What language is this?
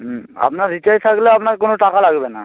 Bangla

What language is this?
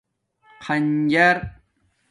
Domaaki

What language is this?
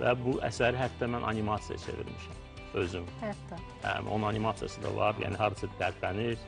Turkish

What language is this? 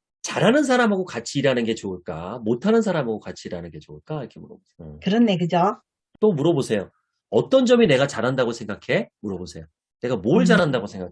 Korean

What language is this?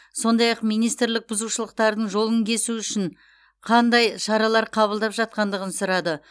Kazakh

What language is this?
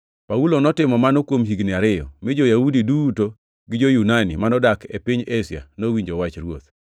Luo (Kenya and Tanzania)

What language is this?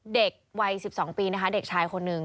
Thai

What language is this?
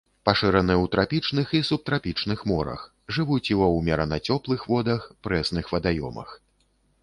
Belarusian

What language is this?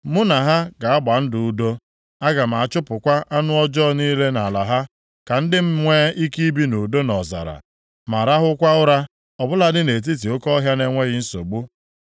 Igbo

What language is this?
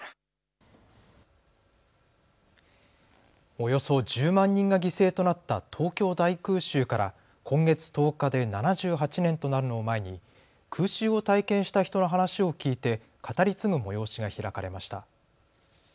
Japanese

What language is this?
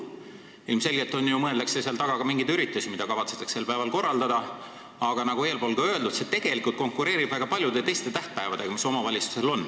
Estonian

